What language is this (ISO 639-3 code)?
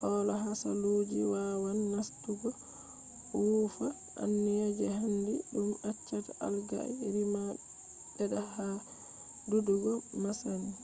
ful